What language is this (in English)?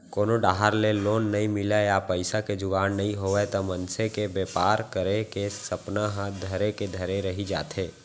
Chhattisgarhi